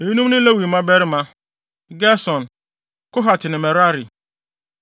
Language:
Akan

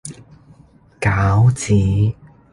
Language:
Cantonese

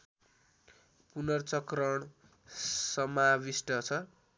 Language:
Nepali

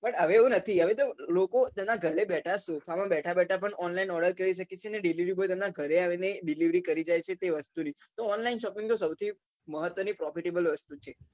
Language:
Gujarati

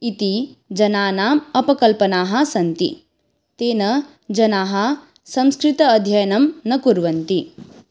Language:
Sanskrit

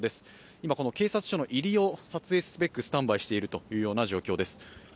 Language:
Japanese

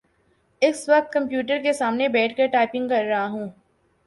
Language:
Urdu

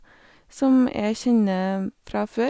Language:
Norwegian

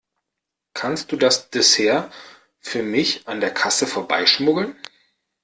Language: German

